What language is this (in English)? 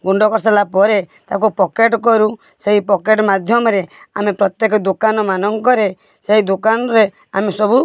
Odia